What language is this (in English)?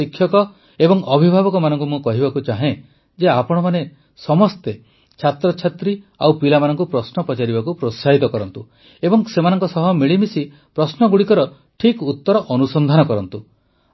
Odia